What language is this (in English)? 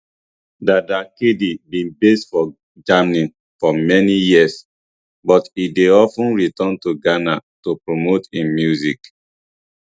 Nigerian Pidgin